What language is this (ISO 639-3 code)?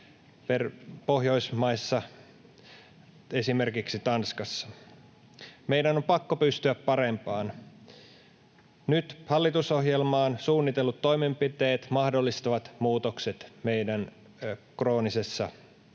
fin